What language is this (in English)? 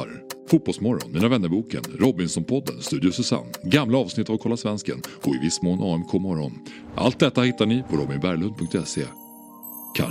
Swedish